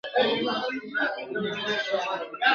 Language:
Pashto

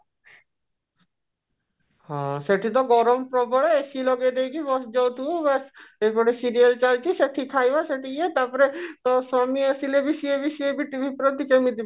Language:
Odia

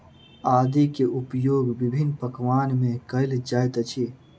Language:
Maithili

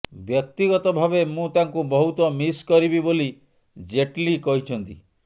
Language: Odia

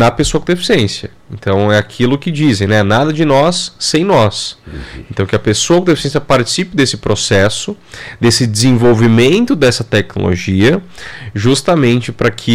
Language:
Portuguese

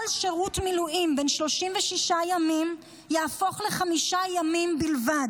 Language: Hebrew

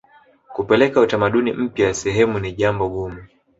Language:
Swahili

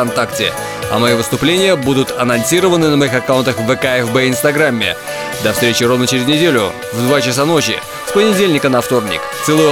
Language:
Russian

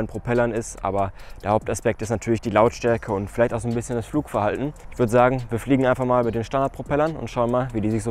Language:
German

